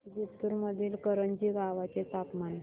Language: Marathi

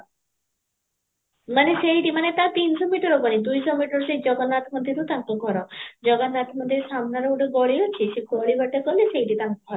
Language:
Odia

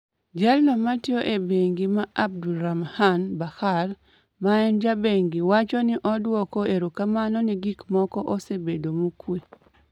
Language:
Luo (Kenya and Tanzania)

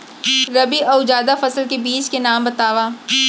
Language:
Chhattisgarhi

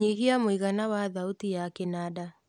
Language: Kikuyu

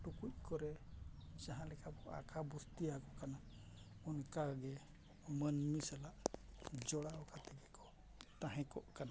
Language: Santali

